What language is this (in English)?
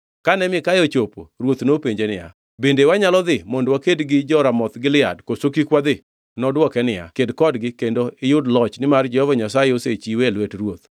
Luo (Kenya and Tanzania)